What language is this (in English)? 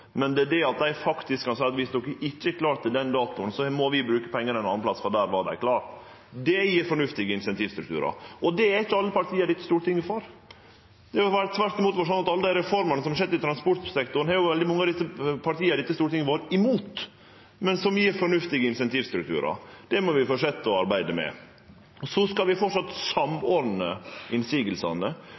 Norwegian Nynorsk